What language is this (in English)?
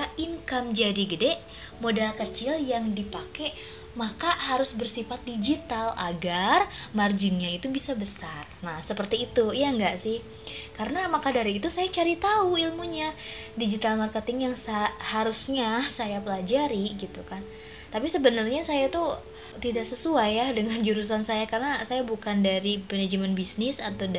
Indonesian